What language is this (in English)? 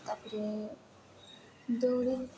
Odia